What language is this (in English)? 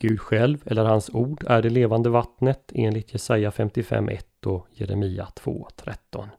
Swedish